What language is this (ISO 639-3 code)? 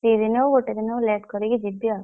ori